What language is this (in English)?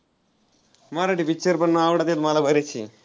Marathi